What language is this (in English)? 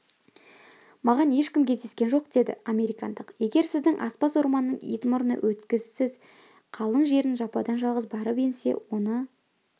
Kazakh